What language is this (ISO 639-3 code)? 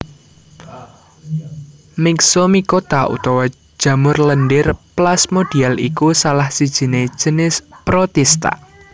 jav